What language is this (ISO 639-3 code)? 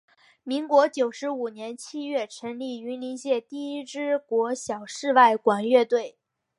zho